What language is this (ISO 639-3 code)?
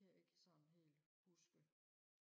dan